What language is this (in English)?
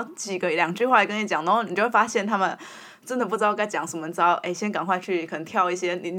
Chinese